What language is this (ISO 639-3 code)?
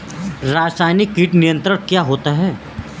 hin